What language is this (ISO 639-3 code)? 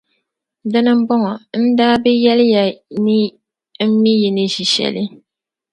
dag